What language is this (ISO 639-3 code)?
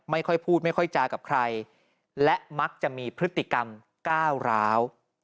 tha